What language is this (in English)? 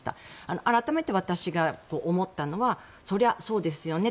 Japanese